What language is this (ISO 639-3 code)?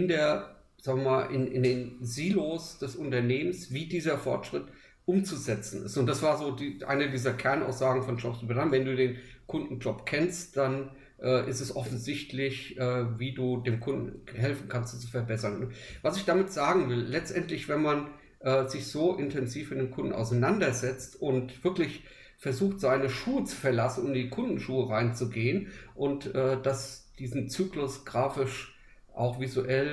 deu